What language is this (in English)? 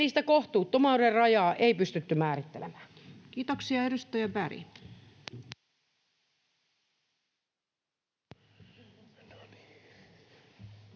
Finnish